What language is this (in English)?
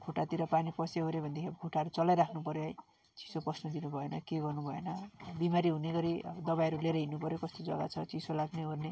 Nepali